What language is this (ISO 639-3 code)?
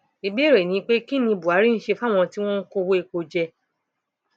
yor